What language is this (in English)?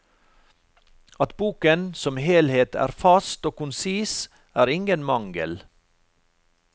Norwegian